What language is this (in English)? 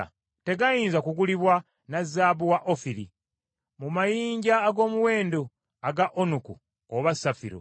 Ganda